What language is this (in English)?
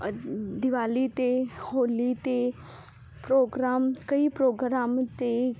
Punjabi